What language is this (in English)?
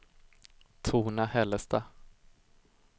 Swedish